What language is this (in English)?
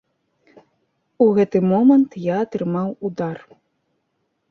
Belarusian